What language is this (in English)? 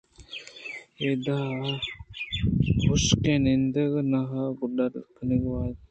Eastern Balochi